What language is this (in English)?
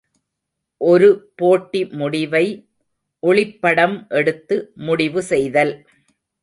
Tamil